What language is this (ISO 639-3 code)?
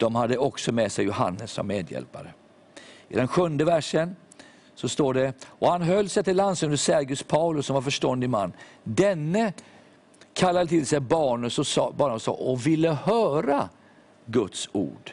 swe